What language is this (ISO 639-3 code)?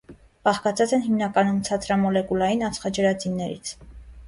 hye